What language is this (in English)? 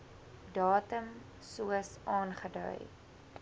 Afrikaans